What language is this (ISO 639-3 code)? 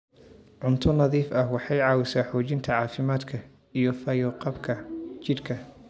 som